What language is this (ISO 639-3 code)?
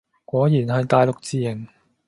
yue